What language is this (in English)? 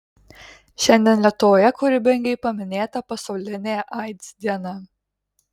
Lithuanian